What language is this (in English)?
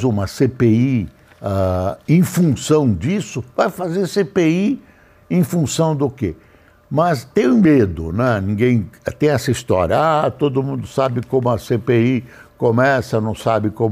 Portuguese